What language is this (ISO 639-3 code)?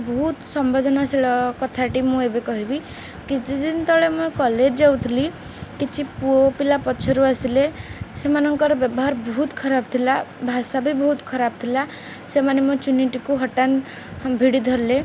ori